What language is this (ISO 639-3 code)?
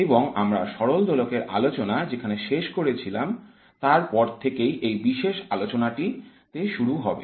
ben